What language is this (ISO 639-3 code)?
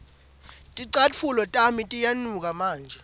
ssw